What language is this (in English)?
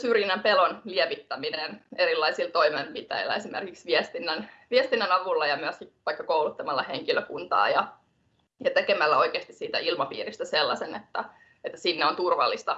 Finnish